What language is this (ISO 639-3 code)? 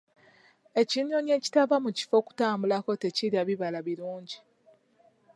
lug